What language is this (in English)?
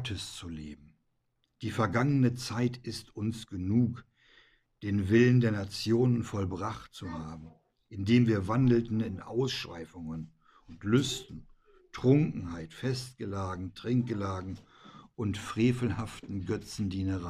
German